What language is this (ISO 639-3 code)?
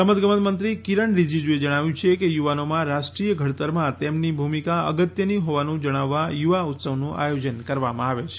guj